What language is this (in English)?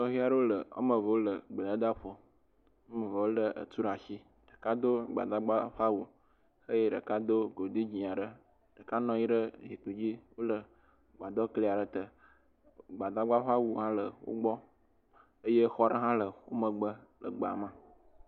Ewe